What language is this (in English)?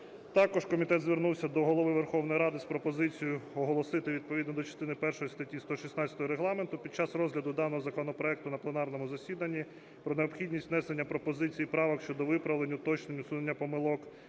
Ukrainian